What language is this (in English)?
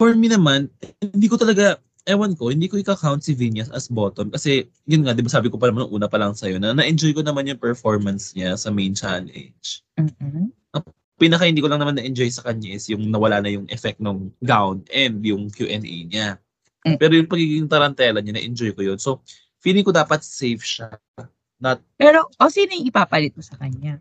Filipino